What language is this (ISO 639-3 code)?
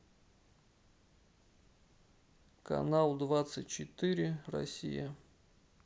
rus